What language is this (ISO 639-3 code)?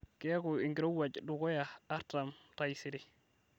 mas